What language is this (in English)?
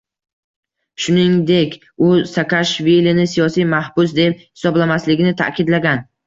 Uzbek